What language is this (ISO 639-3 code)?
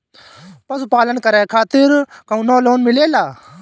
bho